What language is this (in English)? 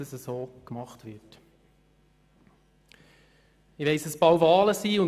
Swiss German